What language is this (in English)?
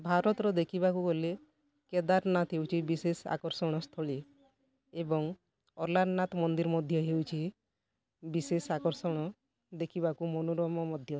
Odia